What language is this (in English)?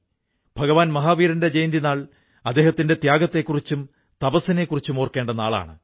Malayalam